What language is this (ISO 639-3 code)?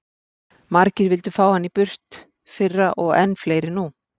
isl